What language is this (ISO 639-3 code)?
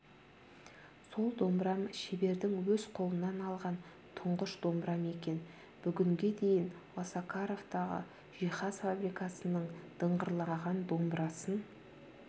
kaz